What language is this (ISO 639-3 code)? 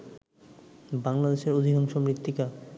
ben